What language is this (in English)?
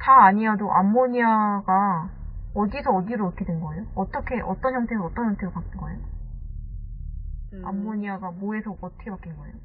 Korean